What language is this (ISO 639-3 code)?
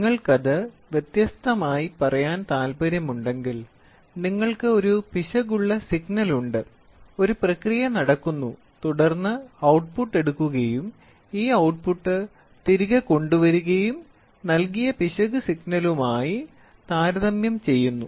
mal